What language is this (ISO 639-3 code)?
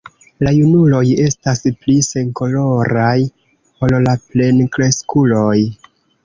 epo